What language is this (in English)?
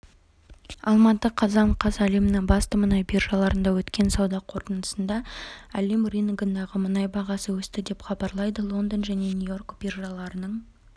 Kazakh